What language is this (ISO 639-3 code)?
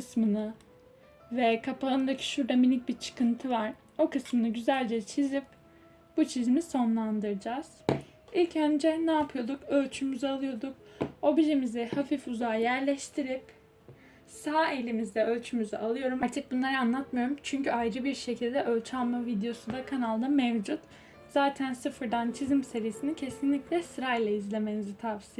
tur